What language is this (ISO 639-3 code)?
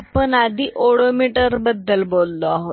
mar